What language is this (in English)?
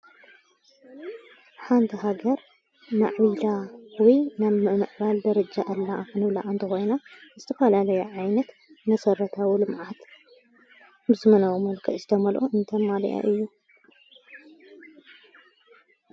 Tigrinya